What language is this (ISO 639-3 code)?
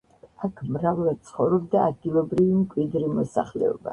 kat